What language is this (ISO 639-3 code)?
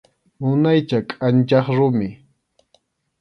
qxu